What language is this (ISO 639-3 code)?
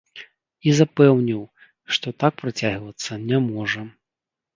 bel